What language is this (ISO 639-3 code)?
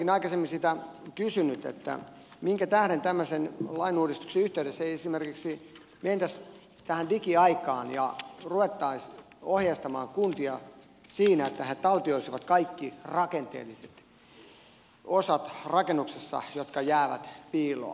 fin